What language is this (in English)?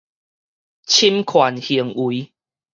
Min Nan Chinese